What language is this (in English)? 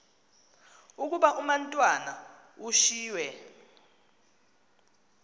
Xhosa